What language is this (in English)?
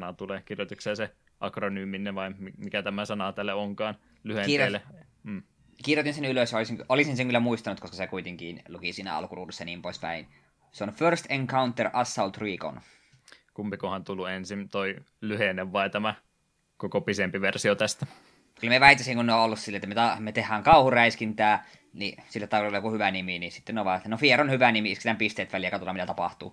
Finnish